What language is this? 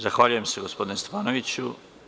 Serbian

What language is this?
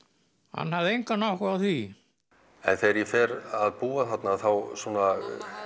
Icelandic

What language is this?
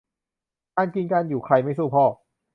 Thai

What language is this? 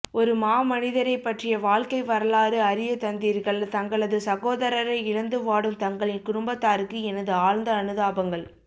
Tamil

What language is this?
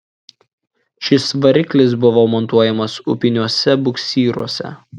Lithuanian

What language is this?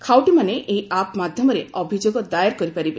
Odia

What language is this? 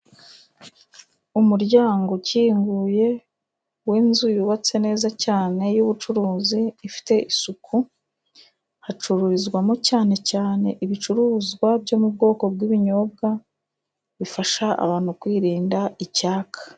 Kinyarwanda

